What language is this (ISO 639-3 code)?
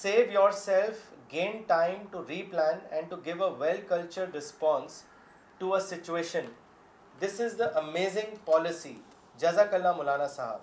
urd